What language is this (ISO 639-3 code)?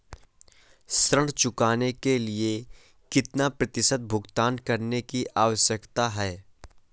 hin